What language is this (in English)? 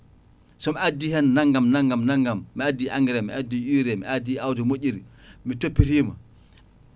Fula